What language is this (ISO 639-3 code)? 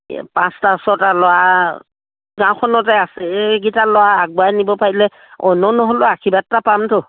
asm